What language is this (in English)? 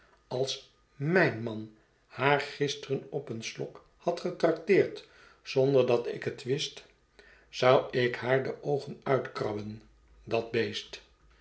Dutch